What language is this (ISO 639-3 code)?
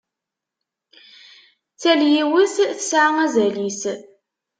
kab